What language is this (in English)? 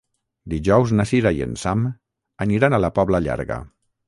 Catalan